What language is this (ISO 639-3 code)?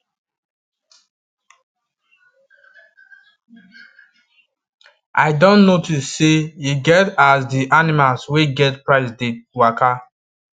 pcm